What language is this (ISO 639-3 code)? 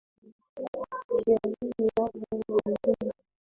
swa